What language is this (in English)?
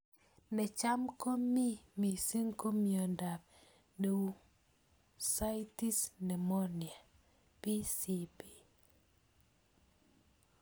Kalenjin